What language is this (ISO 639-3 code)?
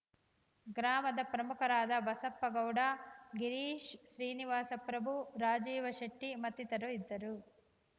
kan